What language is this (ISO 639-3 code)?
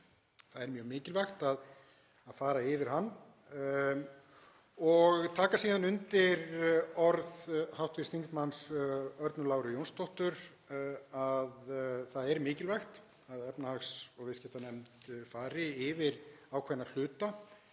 isl